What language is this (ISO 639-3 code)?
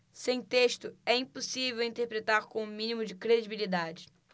por